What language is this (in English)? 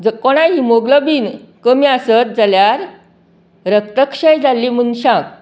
Konkani